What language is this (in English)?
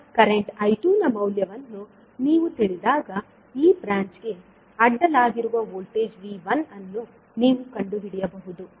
Kannada